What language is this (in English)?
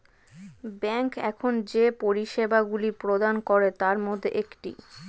Bangla